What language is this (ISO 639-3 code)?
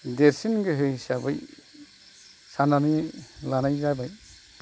brx